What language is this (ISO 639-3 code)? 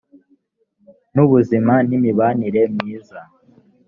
kin